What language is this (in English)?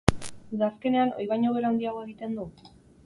Basque